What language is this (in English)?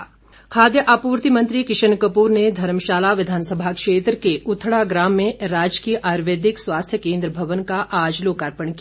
Hindi